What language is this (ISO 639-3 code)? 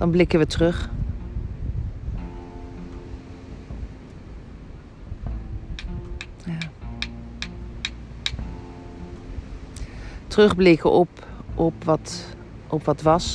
nld